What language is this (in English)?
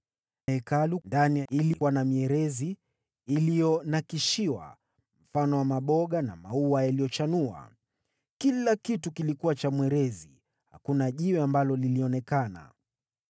Swahili